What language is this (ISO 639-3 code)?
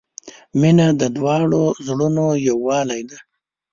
pus